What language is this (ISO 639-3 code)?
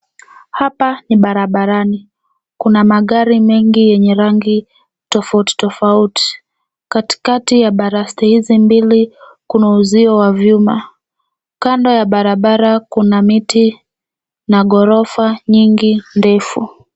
swa